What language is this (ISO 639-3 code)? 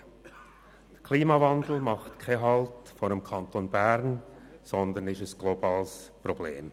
gsw